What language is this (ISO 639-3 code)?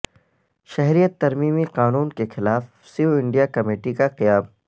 urd